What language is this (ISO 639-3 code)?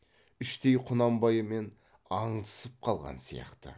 kaz